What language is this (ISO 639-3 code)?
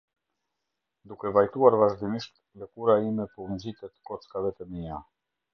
sqi